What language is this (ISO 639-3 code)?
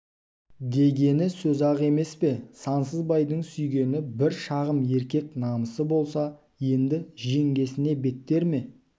kaz